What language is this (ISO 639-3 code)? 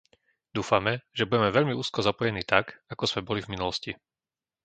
slk